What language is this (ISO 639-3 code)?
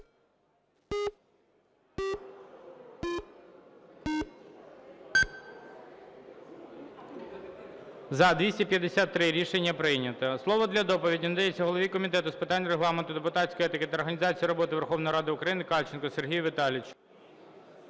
ukr